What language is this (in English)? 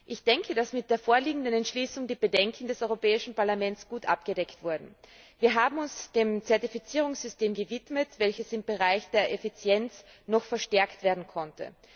German